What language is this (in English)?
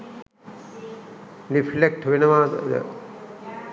Sinhala